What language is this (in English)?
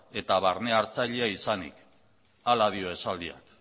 Basque